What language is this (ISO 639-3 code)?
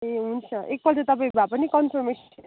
nep